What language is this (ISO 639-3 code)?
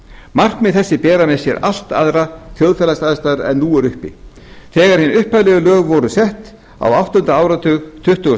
isl